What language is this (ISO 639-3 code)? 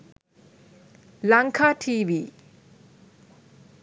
sin